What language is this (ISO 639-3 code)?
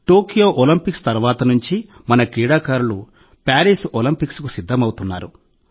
tel